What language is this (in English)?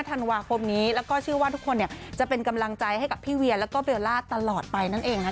Thai